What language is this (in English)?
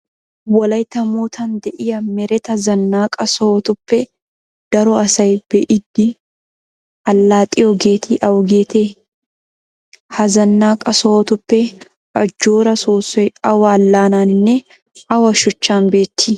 Wolaytta